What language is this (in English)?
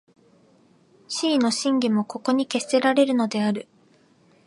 Japanese